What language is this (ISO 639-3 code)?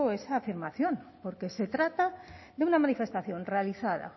spa